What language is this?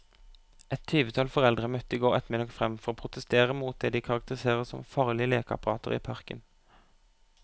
Norwegian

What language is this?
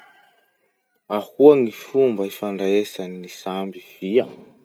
Masikoro Malagasy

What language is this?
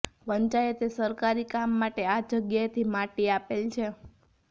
Gujarati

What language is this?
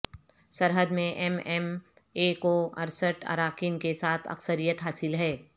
Urdu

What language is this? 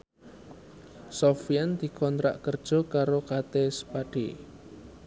Javanese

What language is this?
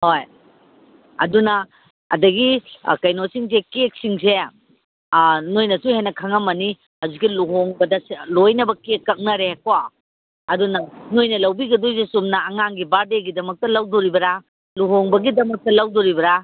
Manipuri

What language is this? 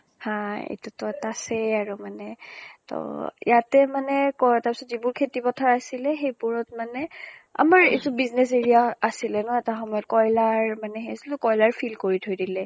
Assamese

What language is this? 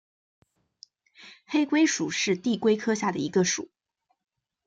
Chinese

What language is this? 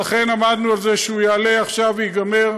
Hebrew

